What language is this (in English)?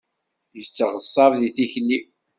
Kabyle